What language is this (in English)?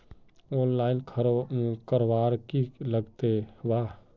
Magahi